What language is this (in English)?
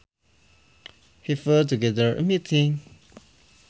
Sundanese